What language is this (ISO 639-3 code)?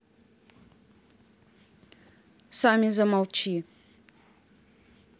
rus